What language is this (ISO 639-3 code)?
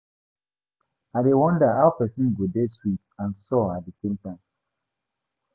pcm